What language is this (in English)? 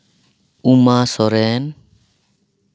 Santali